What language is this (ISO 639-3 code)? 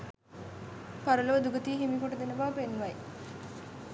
sin